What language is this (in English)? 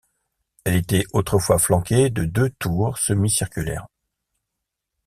French